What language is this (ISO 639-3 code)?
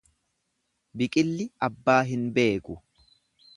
orm